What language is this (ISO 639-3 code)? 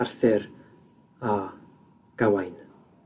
cym